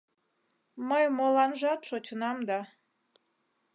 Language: Mari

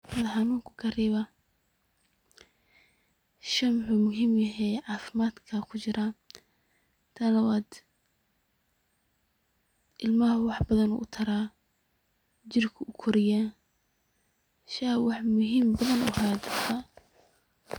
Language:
Somali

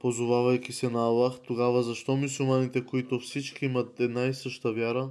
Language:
Bulgarian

